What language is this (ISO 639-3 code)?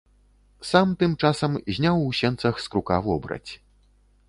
bel